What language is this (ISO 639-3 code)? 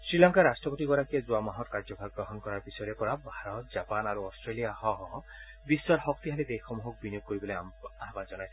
asm